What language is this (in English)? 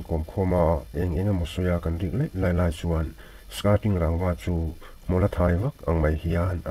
Thai